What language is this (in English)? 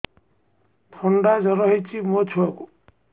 Odia